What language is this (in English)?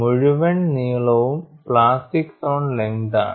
Malayalam